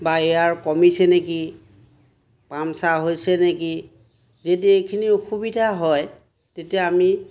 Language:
Assamese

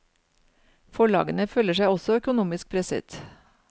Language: Norwegian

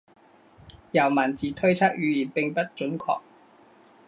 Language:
Chinese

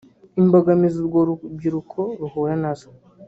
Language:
Kinyarwanda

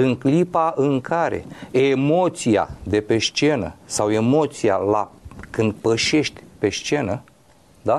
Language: Romanian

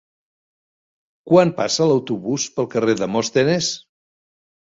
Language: Catalan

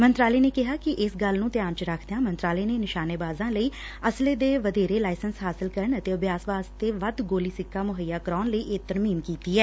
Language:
Punjabi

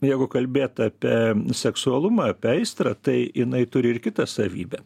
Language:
Lithuanian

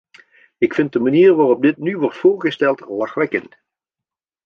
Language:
Dutch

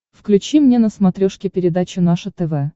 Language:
Russian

